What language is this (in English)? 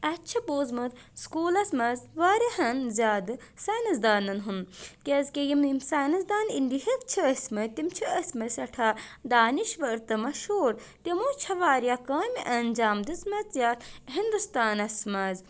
Kashmiri